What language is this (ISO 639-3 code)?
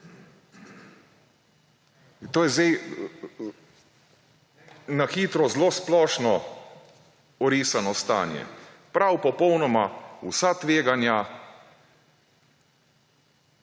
slv